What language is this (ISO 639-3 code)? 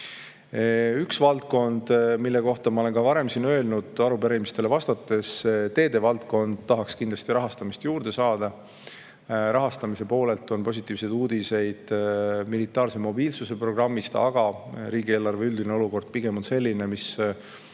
est